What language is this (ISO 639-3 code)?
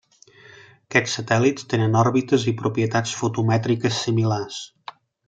cat